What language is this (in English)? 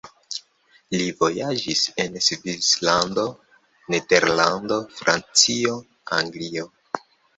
Esperanto